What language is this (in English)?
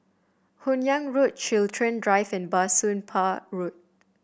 English